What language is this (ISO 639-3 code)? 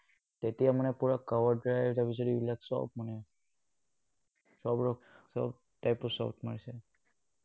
asm